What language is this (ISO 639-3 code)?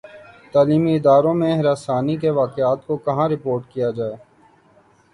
urd